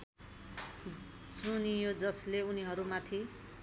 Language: Nepali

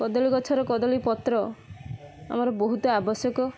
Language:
Odia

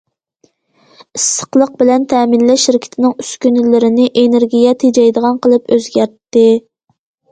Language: Uyghur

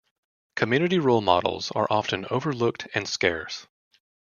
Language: English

